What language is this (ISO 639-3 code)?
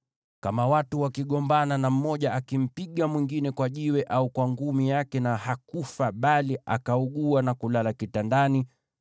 swa